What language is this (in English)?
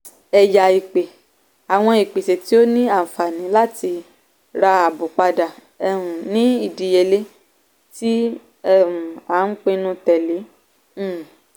Yoruba